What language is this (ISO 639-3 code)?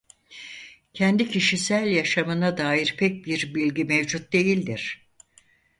tur